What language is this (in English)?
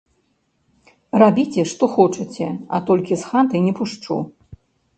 Belarusian